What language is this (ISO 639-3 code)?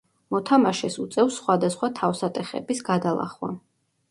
kat